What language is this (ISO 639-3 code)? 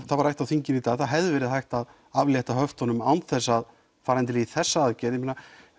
isl